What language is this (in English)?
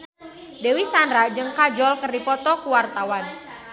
Sundanese